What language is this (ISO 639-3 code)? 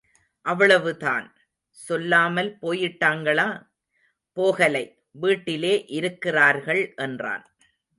tam